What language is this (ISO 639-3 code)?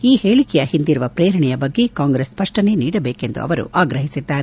kan